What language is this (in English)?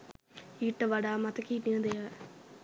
Sinhala